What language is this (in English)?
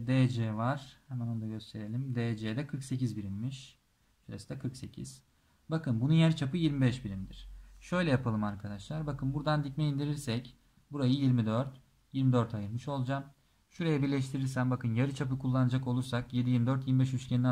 Turkish